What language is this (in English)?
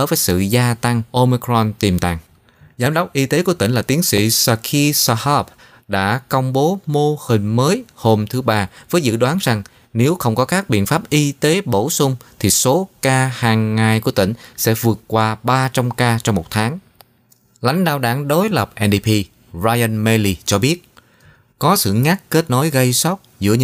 Vietnamese